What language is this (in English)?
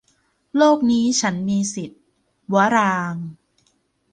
Thai